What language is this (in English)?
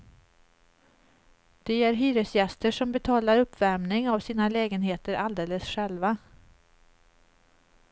Swedish